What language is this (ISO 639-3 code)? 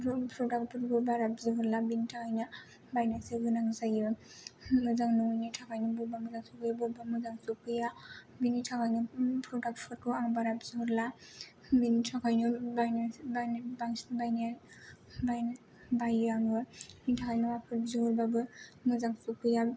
brx